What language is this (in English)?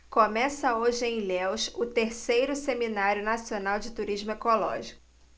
Portuguese